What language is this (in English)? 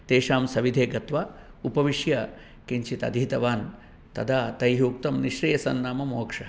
Sanskrit